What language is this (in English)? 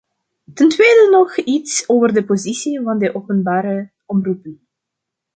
Dutch